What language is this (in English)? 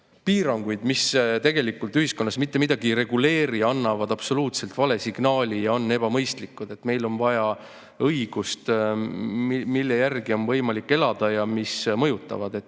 Estonian